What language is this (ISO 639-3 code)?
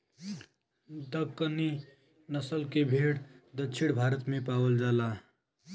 bho